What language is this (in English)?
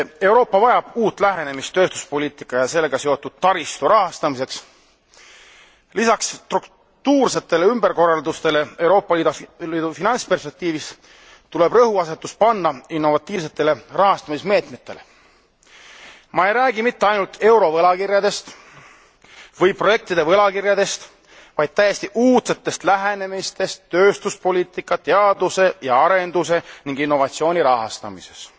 Estonian